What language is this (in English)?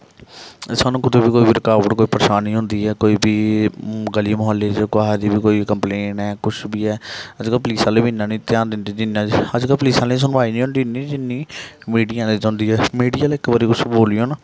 Dogri